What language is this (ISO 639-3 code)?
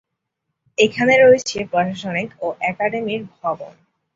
ben